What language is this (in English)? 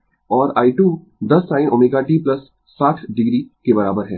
Hindi